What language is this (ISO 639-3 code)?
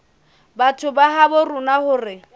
sot